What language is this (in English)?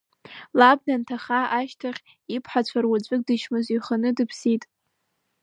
Abkhazian